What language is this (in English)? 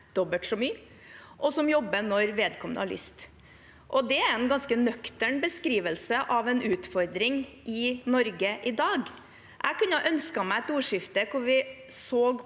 Norwegian